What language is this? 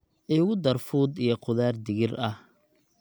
Somali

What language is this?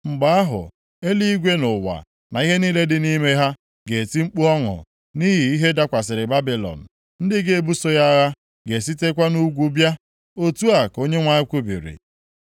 Igbo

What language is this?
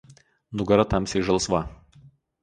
Lithuanian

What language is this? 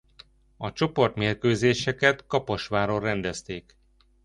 Hungarian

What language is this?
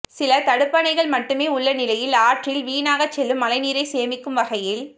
Tamil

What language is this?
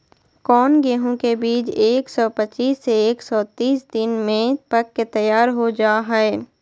Magahi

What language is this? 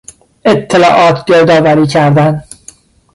Persian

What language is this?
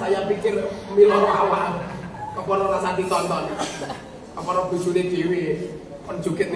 Indonesian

